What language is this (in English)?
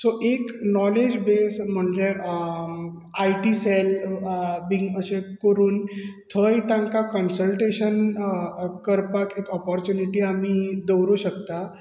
Konkani